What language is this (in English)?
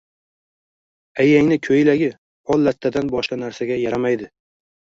Uzbek